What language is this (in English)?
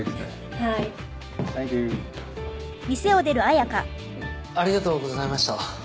Japanese